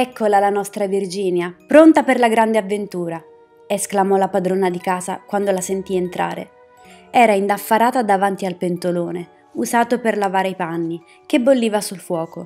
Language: Italian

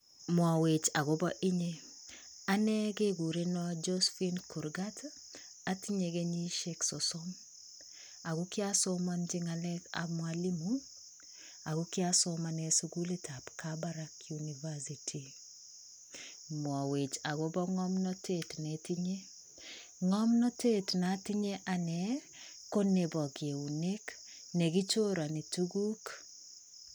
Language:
Kalenjin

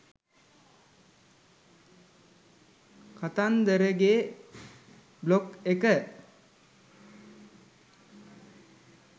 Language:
Sinhala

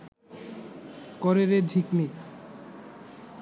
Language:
Bangla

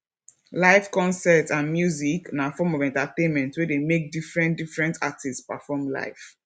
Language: Nigerian Pidgin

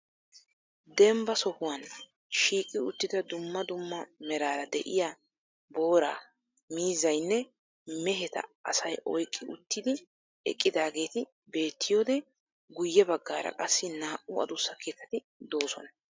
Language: Wolaytta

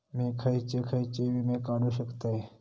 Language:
Marathi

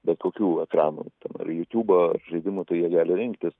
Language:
Lithuanian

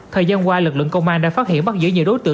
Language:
Vietnamese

